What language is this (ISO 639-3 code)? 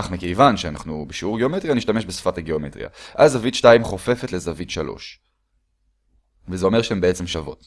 heb